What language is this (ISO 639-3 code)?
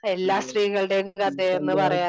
mal